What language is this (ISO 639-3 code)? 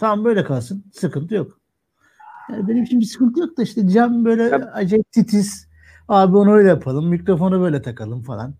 tur